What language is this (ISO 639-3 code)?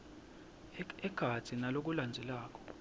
ssw